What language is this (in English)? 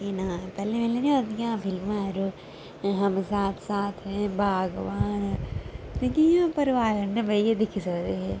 Dogri